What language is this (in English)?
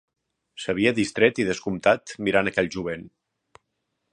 Catalan